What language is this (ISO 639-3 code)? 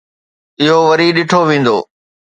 snd